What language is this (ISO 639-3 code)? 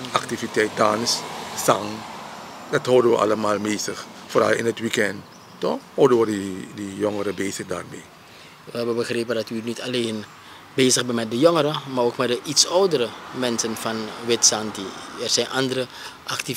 nld